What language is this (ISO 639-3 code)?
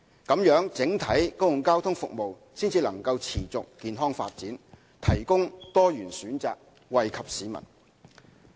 yue